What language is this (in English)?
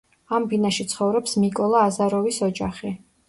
Georgian